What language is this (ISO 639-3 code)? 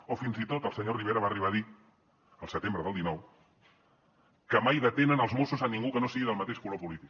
cat